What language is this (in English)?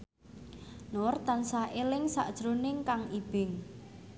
Javanese